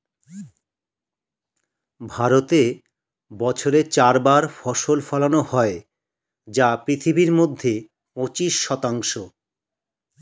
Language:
Bangla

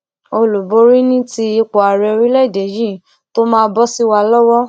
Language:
Yoruba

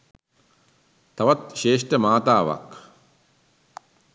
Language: Sinhala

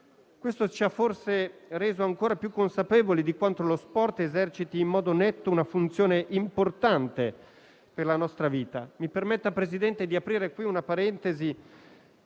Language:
Italian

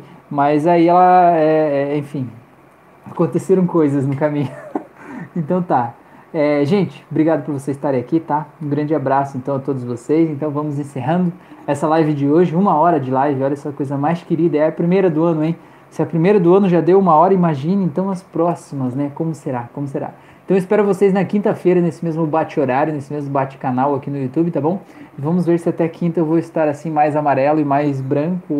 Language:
Portuguese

